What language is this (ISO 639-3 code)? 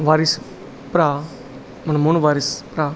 pan